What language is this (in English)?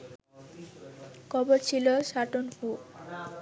Bangla